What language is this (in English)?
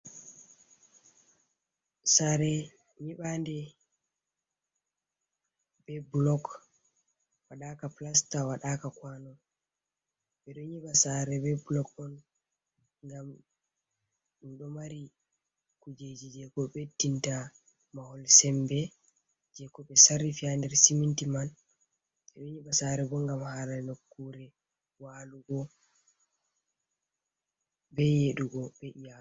Fula